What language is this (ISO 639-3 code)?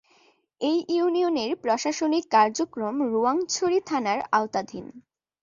ben